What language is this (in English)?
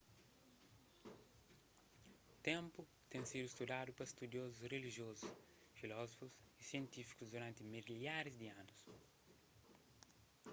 Kabuverdianu